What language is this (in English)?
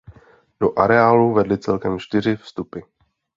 Czech